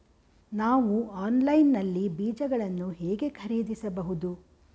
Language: Kannada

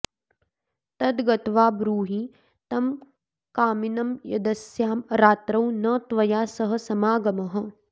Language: Sanskrit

